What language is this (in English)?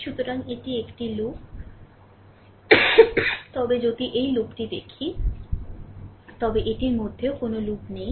Bangla